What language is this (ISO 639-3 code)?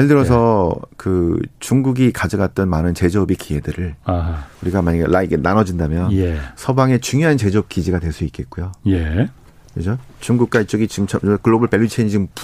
kor